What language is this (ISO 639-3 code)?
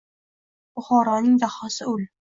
uzb